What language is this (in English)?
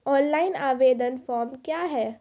Maithili